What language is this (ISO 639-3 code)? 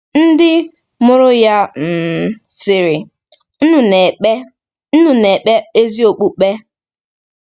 ibo